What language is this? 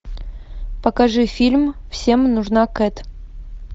Russian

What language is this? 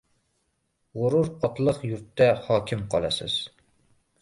Uzbek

